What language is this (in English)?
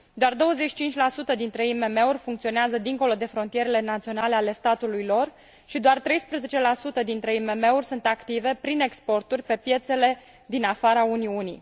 Romanian